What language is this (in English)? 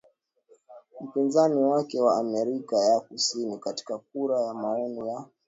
Swahili